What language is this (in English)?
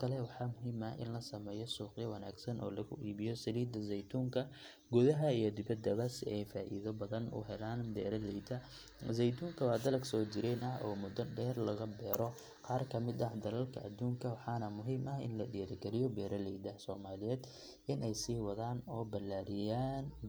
Somali